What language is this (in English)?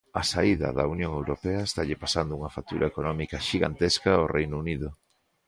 Galician